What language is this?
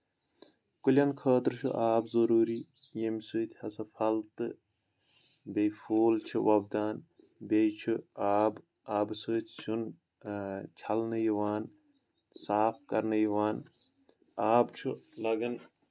Kashmiri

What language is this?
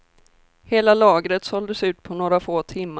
Swedish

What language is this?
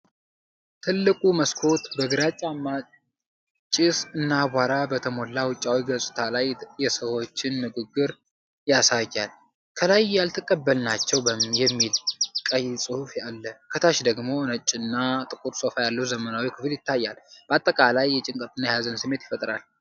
Amharic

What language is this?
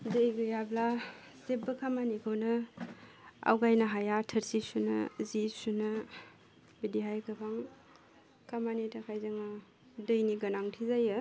Bodo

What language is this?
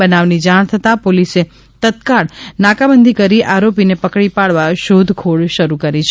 Gujarati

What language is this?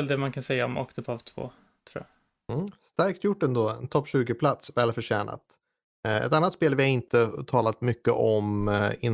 Swedish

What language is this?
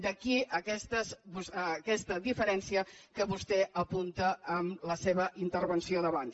Catalan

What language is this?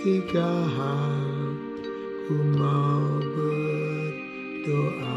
Indonesian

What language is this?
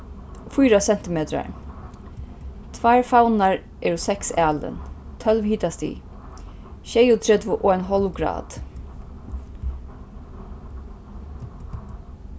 Faroese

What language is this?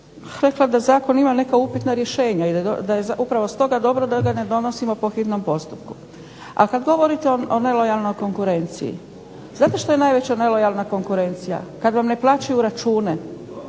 Croatian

